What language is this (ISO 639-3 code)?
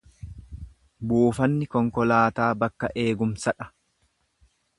orm